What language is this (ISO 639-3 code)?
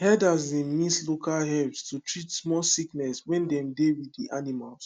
pcm